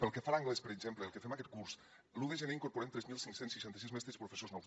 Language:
Catalan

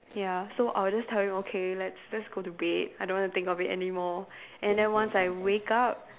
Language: English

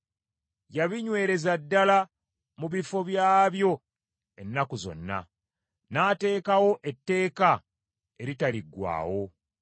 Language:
Ganda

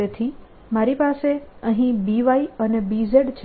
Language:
Gujarati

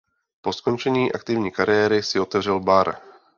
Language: Czech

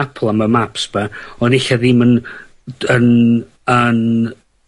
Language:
Welsh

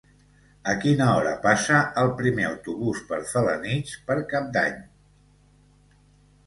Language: Catalan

